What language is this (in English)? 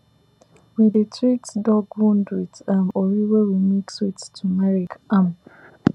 Nigerian Pidgin